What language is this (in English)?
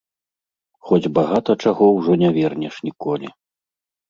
Belarusian